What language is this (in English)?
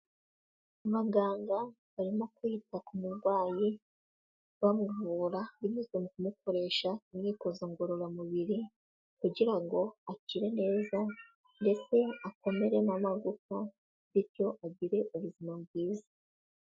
Kinyarwanda